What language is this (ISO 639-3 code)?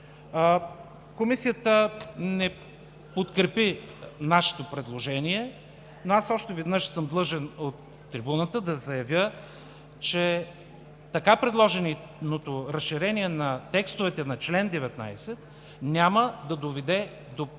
bul